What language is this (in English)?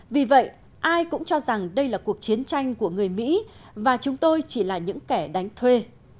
Vietnamese